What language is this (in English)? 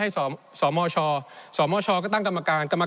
Thai